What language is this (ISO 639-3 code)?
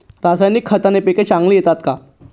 mar